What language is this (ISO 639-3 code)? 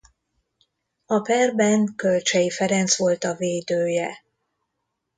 hun